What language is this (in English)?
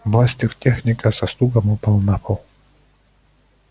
Russian